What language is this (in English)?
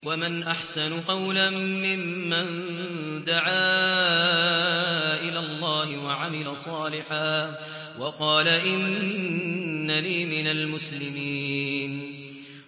Arabic